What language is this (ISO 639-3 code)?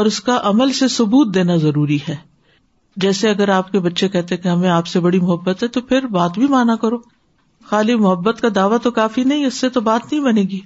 urd